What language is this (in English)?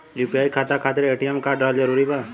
Bhojpuri